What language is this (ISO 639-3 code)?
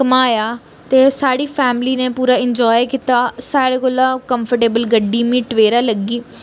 doi